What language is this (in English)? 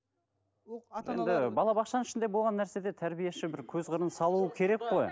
Kazakh